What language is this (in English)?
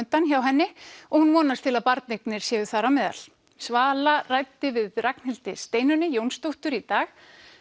Icelandic